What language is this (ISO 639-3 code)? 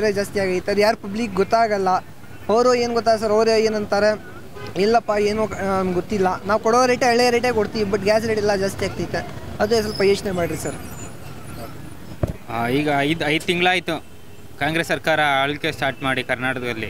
ron